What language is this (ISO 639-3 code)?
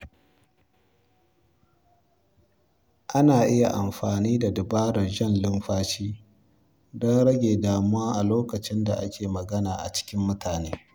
hau